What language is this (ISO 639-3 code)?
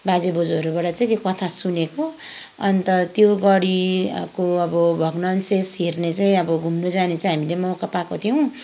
nep